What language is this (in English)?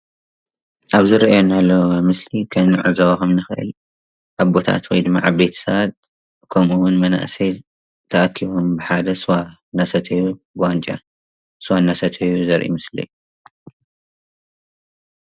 Tigrinya